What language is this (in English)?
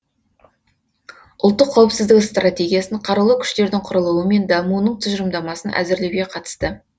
Kazakh